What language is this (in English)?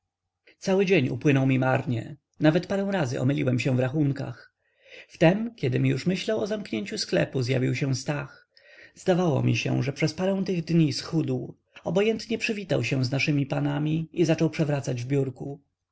Polish